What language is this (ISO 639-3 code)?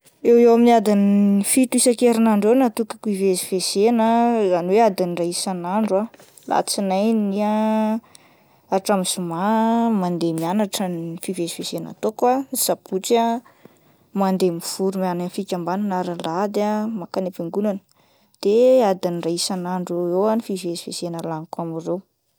mlg